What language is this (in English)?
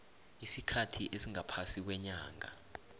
South Ndebele